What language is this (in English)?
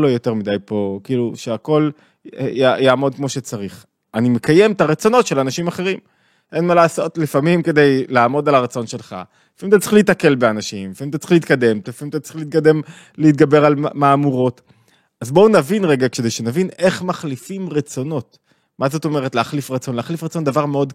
Hebrew